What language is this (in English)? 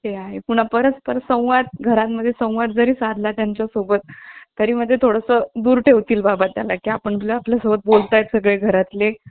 Marathi